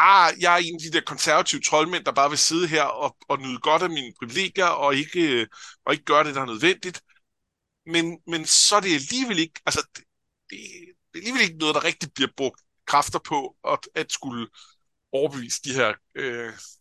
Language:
Danish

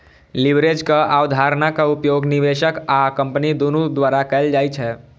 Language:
Maithili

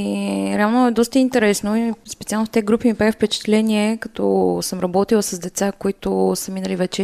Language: Bulgarian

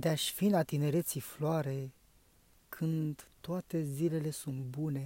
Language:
Romanian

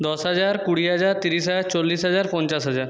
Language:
Bangla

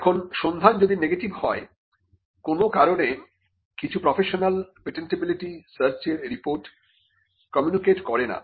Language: Bangla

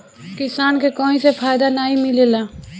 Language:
Bhojpuri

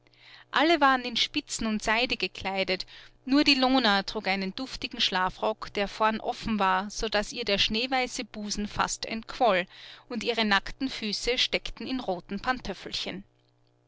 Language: German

